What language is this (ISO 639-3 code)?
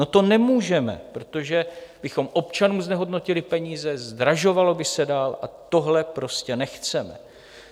ces